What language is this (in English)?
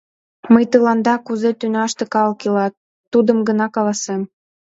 Mari